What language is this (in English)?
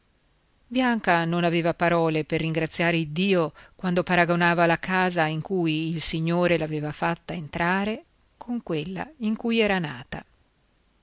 Italian